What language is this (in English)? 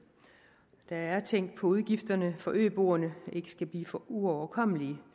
Danish